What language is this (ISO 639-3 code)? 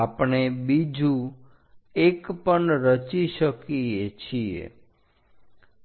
guj